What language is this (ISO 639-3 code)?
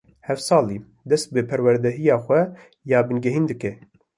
kur